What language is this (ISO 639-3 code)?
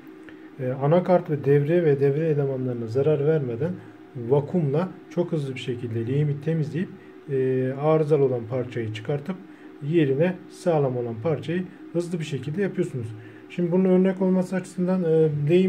tur